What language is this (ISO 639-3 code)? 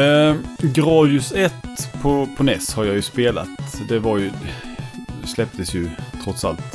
swe